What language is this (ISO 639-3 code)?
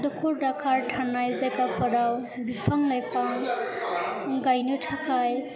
brx